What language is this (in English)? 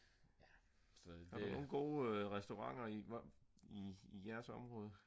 Danish